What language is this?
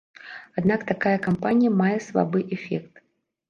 Belarusian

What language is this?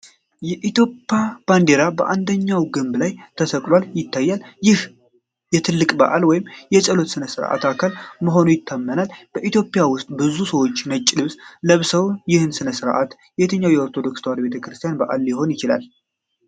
Amharic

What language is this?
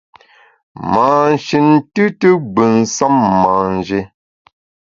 Bamun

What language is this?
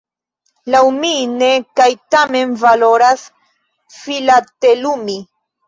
Esperanto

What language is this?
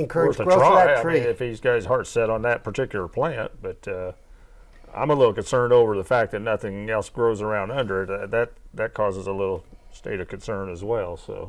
English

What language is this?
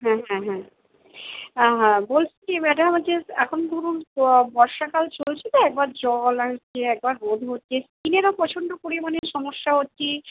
Bangla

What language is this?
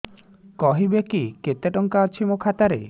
Odia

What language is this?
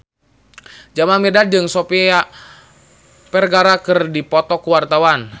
Sundanese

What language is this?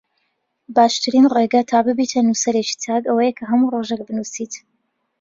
Central Kurdish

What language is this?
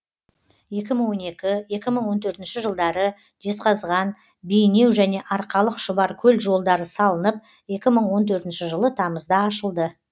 Kazakh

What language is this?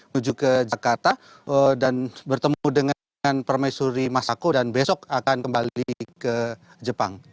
Indonesian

